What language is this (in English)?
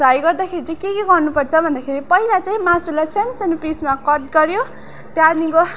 Nepali